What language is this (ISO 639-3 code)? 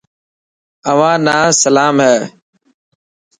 mki